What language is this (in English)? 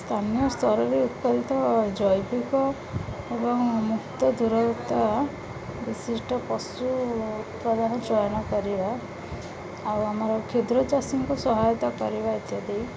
Odia